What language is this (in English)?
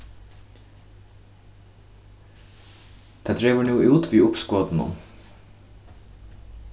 Faroese